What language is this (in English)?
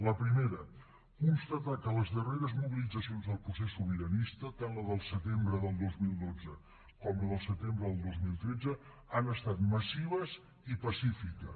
Catalan